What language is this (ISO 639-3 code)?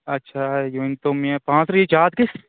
kas